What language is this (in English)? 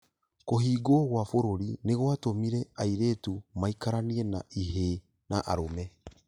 Kikuyu